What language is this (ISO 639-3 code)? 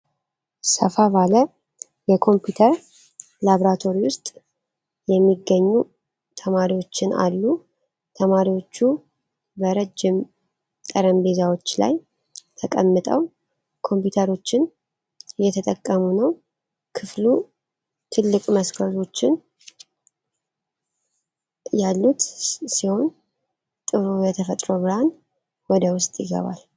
amh